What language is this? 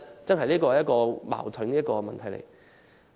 Cantonese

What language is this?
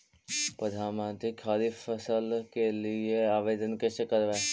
Magahi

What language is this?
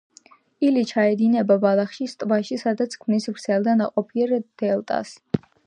Georgian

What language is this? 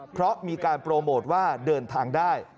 Thai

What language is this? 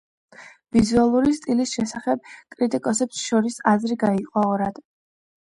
Georgian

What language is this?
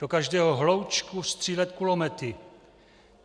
Czech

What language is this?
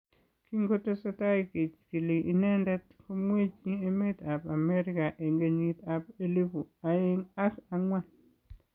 Kalenjin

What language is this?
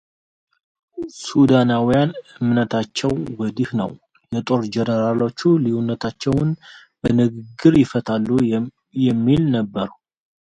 Amharic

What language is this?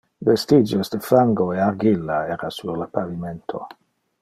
Interlingua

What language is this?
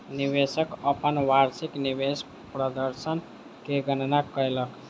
Maithili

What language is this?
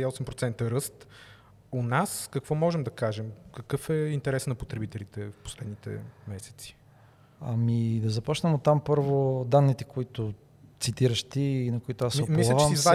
Bulgarian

